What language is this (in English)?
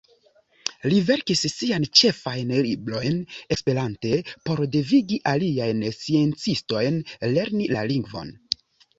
Esperanto